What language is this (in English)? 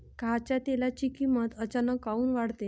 Marathi